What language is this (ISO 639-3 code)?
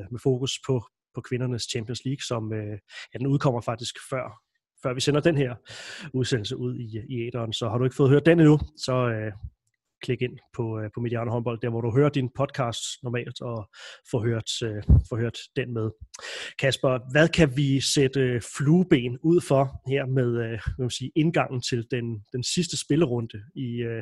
dan